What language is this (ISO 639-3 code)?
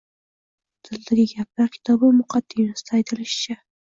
uzb